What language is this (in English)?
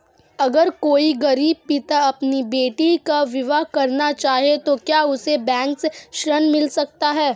Hindi